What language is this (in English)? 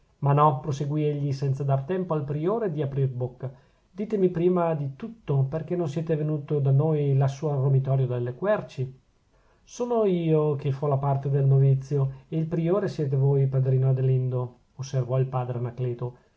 Italian